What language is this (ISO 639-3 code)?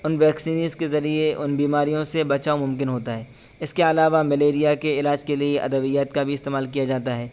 urd